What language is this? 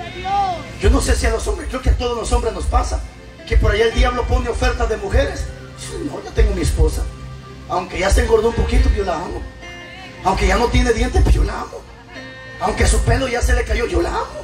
Spanish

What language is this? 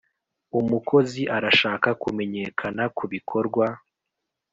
Kinyarwanda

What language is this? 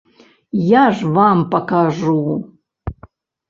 Belarusian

